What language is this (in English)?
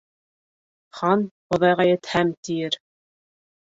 Bashkir